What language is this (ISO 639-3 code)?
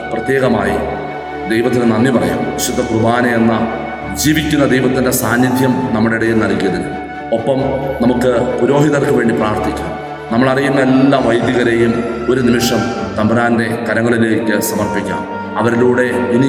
mal